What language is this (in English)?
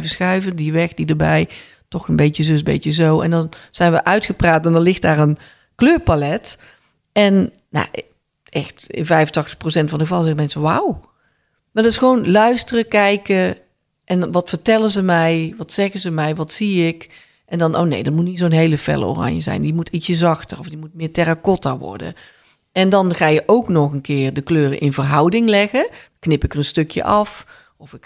Dutch